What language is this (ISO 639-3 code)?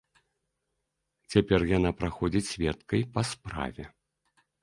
bel